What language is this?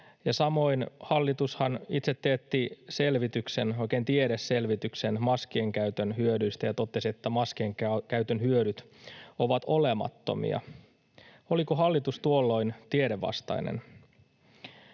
Finnish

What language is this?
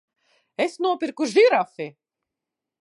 Latvian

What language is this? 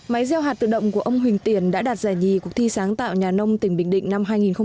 Vietnamese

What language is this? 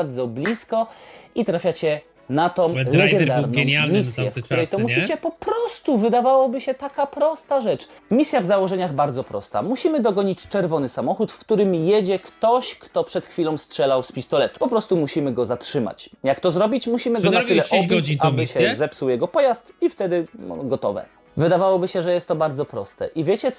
Polish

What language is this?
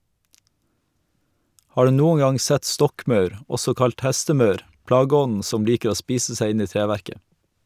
Norwegian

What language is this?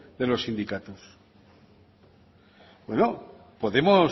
Spanish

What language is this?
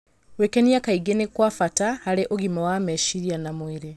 Kikuyu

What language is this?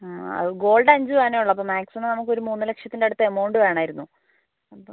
Malayalam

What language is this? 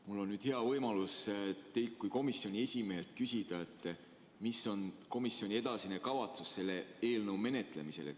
Estonian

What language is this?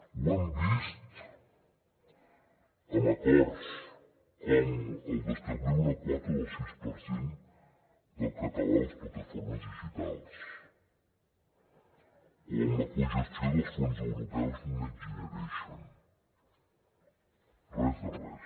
Catalan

